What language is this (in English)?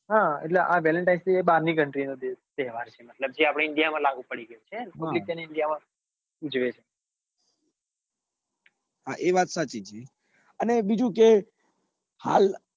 Gujarati